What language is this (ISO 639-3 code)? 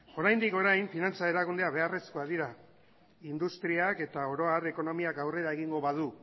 eus